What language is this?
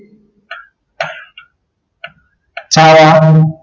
Gujarati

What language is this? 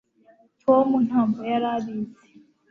Kinyarwanda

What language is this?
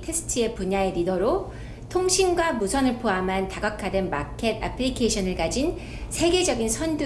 Korean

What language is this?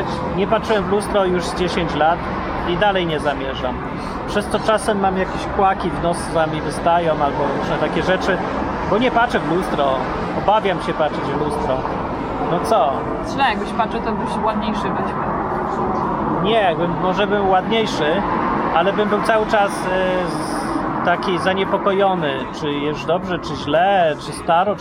Polish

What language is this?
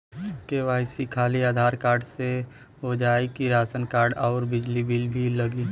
Bhojpuri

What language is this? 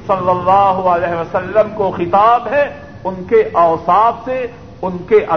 Urdu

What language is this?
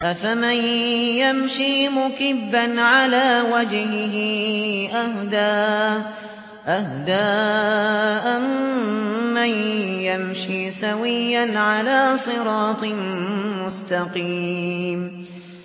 Arabic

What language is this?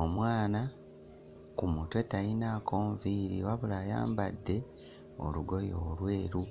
Ganda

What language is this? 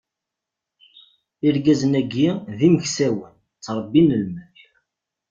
Kabyle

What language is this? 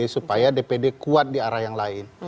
Indonesian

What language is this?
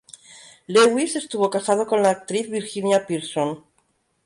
Spanish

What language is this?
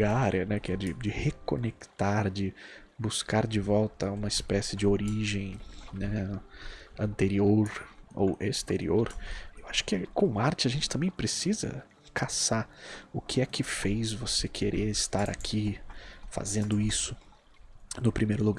Portuguese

